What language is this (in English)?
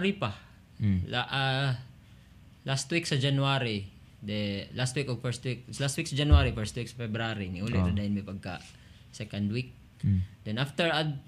Filipino